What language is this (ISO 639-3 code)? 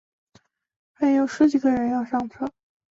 zho